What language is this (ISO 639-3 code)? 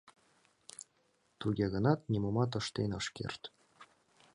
chm